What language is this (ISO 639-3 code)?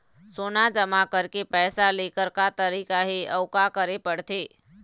hne